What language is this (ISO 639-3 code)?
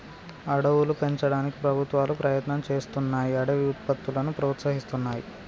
tel